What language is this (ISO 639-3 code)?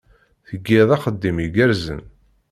kab